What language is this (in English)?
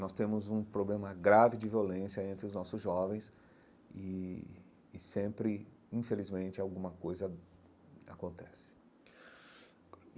Portuguese